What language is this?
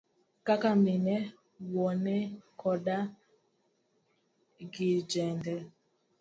Luo (Kenya and Tanzania)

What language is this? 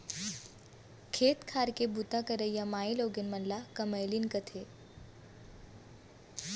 Chhattisgarhi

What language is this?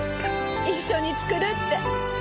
Japanese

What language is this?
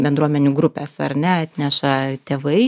Lithuanian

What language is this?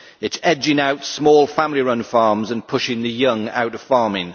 English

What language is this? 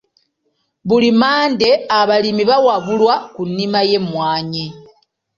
Ganda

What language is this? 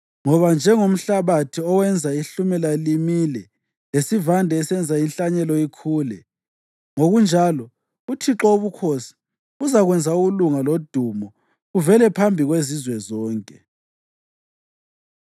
North Ndebele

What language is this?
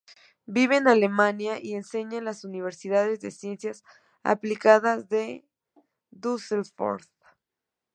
Spanish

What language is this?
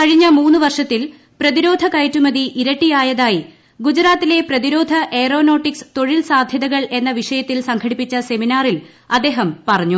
Malayalam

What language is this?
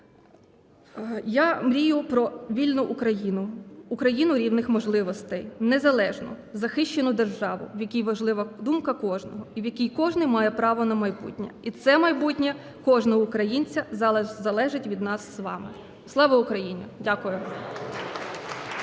Ukrainian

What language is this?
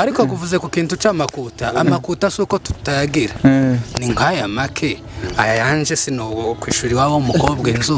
Korean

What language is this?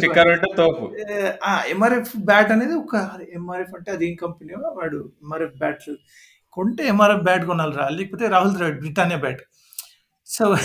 Telugu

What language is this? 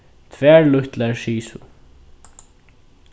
Faroese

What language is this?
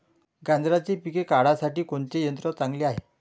Marathi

